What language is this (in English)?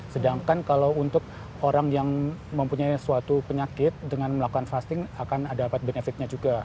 Indonesian